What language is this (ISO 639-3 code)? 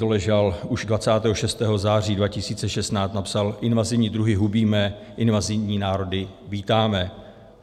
ces